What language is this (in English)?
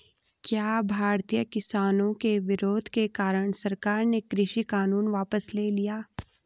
Hindi